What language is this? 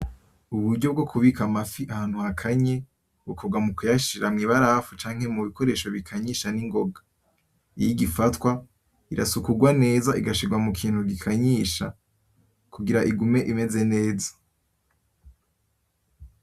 Rundi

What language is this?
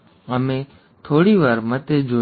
Gujarati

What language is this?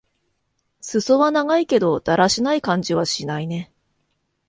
Japanese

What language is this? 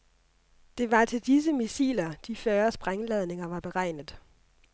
Danish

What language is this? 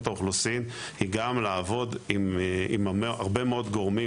Hebrew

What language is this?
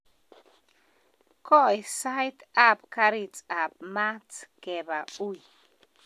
Kalenjin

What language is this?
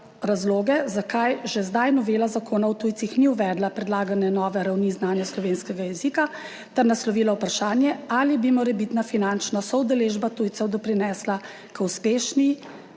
Slovenian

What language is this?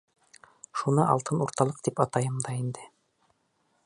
Bashkir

